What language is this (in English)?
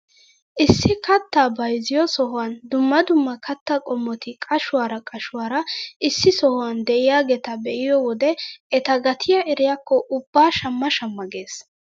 Wolaytta